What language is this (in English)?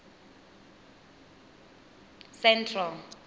Tswana